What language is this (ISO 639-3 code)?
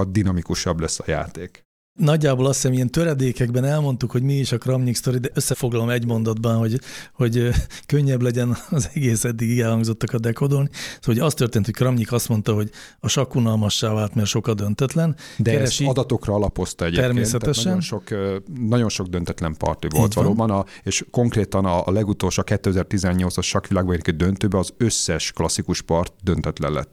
hun